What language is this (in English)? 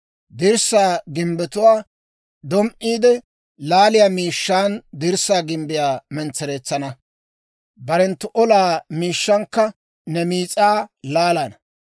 Dawro